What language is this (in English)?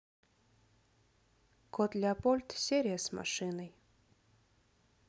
Russian